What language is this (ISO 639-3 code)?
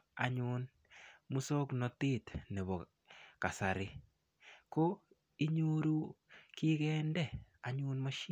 kln